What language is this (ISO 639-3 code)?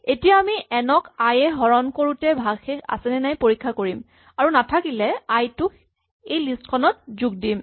asm